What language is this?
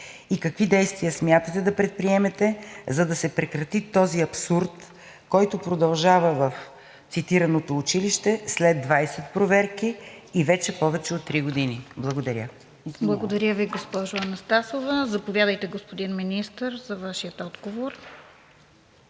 Bulgarian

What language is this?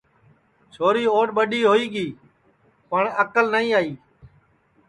Sansi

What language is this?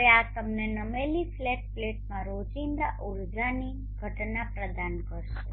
Gujarati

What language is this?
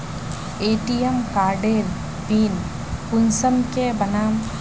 Magahi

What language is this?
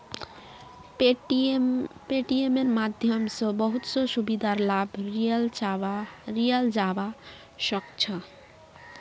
Magahi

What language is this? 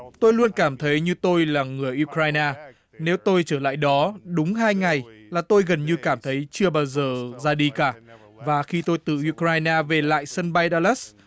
Vietnamese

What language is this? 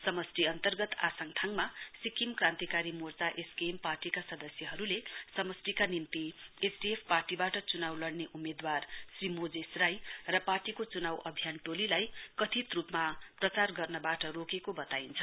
Nepali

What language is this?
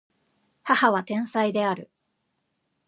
Japanese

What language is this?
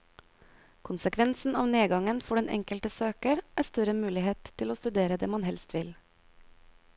Norwegian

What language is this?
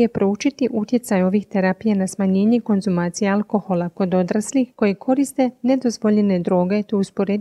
Croatian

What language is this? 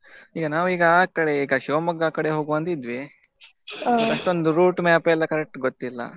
Kannada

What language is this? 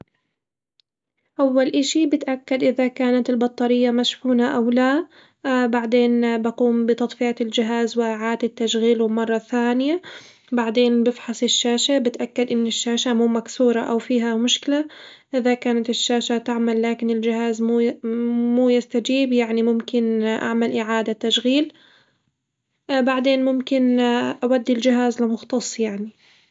Hijazi Arabic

